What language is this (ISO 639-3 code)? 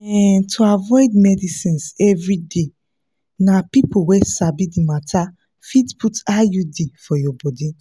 pcm